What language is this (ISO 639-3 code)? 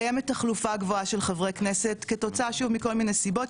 heb